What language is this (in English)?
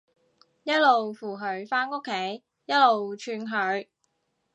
Cantonese